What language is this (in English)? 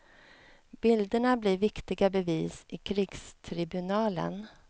Swedish